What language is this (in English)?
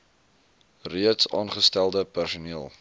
Afrikaans